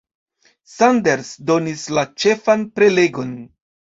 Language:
Esperanto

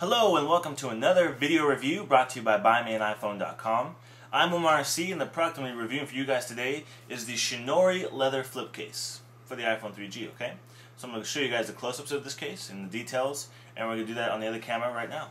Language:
English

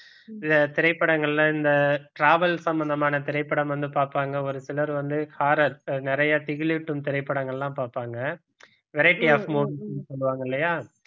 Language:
Tamil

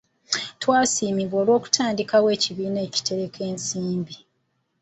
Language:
Ganda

